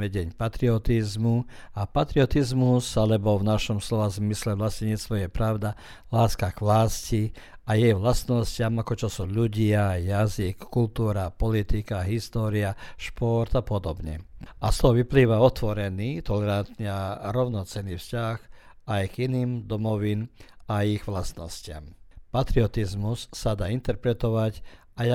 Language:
Croatian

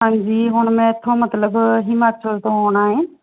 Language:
Punjabi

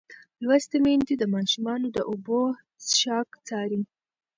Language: Pashto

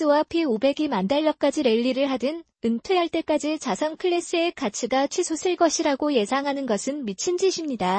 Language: Korean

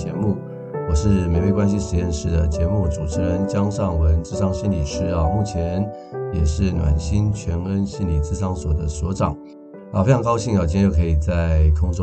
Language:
Chinese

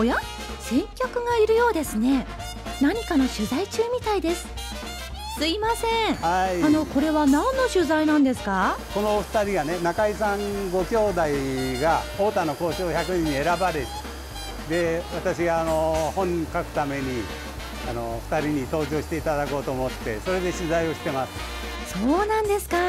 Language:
Japanese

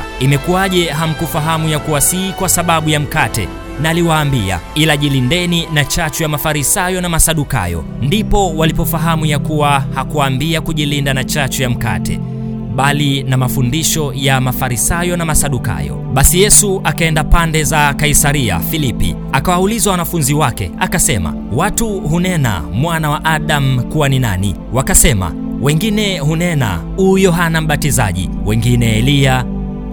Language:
Swahili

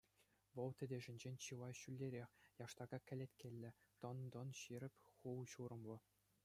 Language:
Chuvash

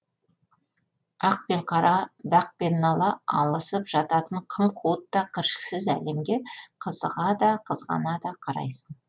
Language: Kazakh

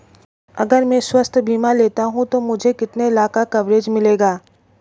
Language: Hindi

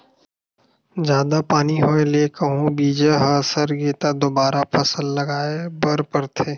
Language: Chhattisgarhi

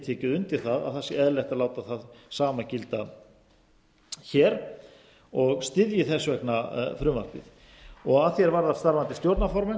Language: Icelandic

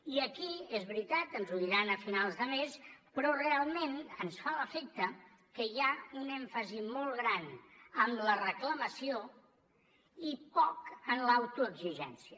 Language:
Catalan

